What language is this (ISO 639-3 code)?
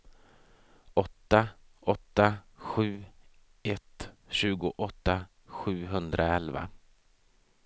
swe